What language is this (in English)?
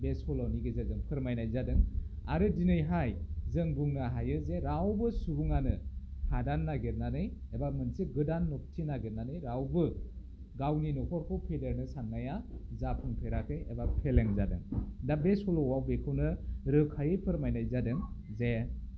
Bodo